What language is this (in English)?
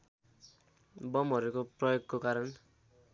Nepali